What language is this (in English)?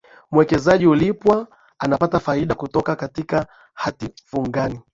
Swahili